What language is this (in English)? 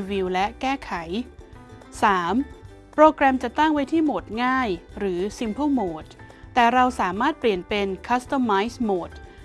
Thai